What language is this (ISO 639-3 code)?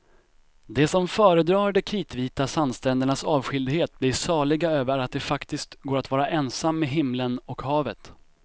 swe